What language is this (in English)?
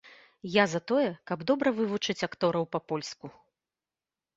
Belarusian